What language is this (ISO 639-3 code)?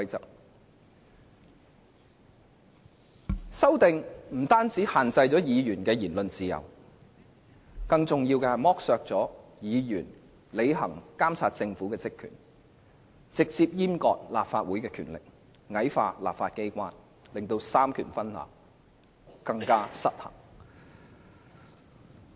yue